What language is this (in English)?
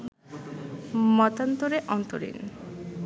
Bangla